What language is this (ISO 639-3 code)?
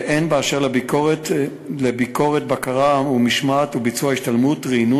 heb